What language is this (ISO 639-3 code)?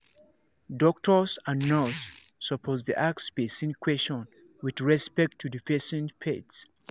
pcm